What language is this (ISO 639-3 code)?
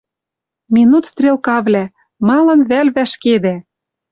mrj